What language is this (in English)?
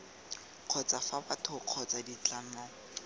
Tswana